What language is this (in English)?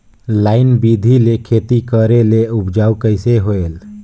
Chhattisgarhi